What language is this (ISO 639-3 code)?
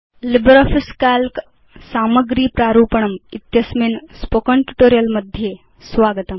san